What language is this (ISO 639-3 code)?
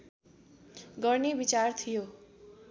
nep